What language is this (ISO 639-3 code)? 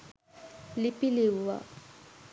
sin